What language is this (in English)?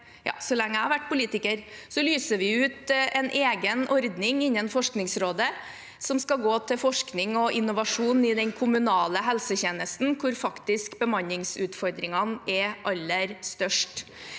Norwegian